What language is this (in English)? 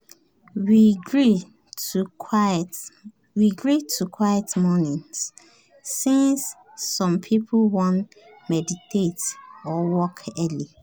Nigerian Pidgin